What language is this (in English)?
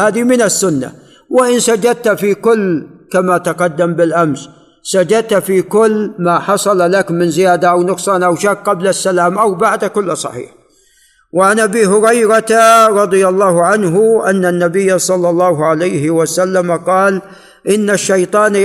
Arabic